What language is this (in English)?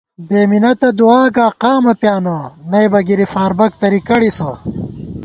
Gawar-Bati